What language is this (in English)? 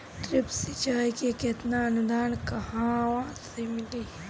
Bhojpuri